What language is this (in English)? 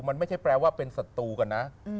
Thai